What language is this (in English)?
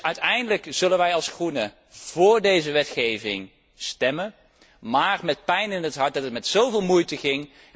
Dutch